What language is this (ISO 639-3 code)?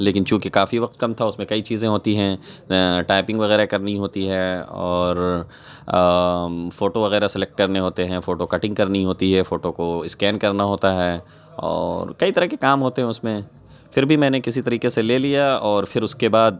urd